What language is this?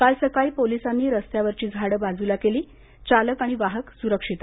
Marathi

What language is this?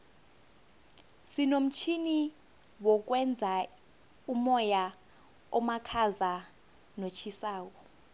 South Ndebele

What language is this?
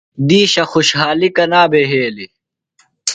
Phalura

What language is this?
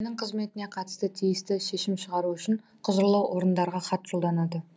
Kazakh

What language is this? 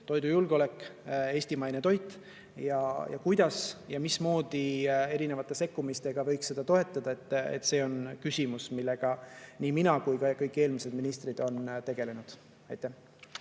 Estonian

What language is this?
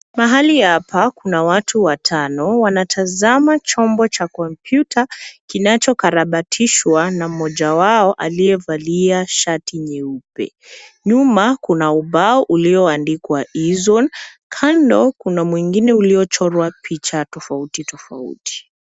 Swahili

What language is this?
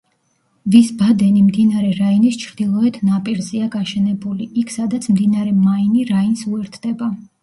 Georgian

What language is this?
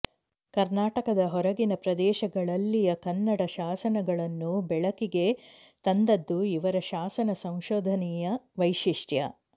Kannada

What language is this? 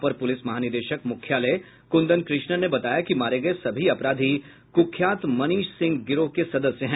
Hindi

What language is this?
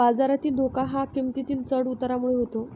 Marathi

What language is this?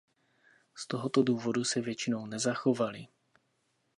Czech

